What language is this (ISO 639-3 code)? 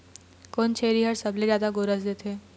hne